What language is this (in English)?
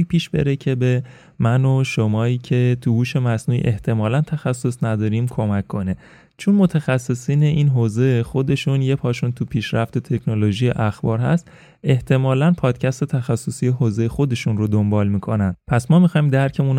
Persian